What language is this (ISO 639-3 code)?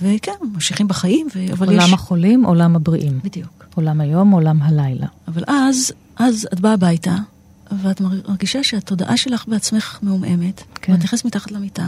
heb